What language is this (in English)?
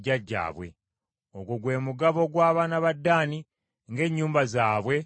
Ganda